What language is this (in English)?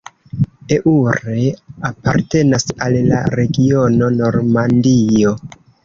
Esperanto